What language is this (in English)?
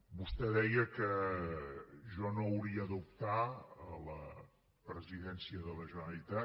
Catalan